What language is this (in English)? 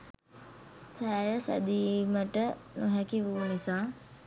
Sinhala